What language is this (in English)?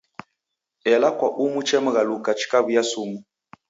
Taita